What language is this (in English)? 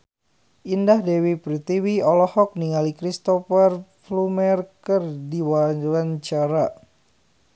Sundanese